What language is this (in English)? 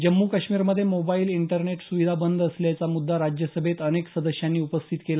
Marathi